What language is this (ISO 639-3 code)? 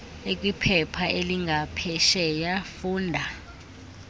xho